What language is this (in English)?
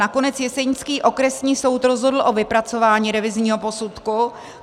Czech